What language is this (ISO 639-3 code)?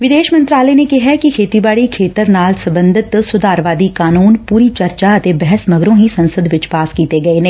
pan